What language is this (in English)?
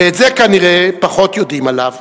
Hebrew